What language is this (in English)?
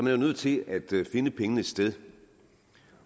Danish